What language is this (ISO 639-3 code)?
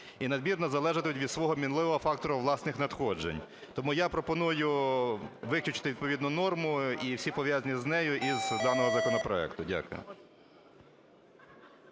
ukr